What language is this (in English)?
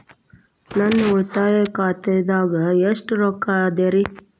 Kannada